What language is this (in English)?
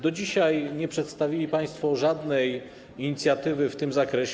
Polish